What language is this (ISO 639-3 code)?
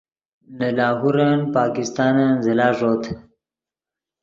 ydg